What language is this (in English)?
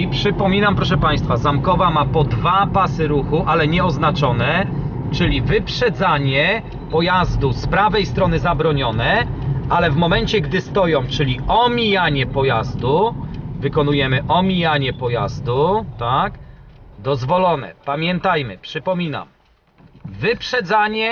Polish